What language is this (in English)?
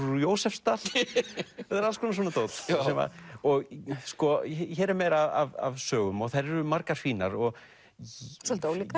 Icelandic